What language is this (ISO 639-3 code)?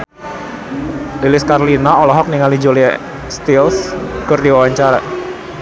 sun